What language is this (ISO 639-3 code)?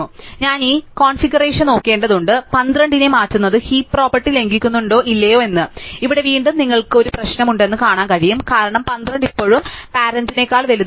mal